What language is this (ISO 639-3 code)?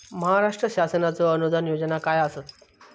mar